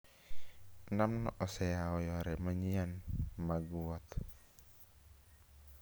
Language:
Luo (Kenya and Tanzania)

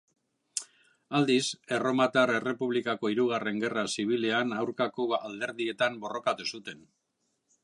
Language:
Basque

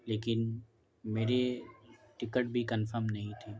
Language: Urdu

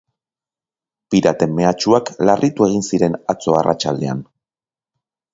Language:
Basque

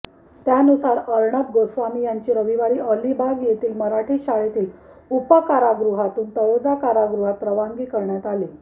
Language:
Marathi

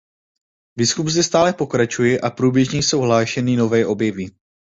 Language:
Czech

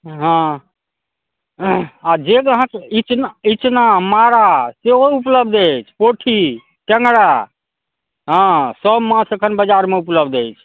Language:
Maithili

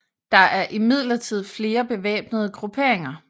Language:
Danish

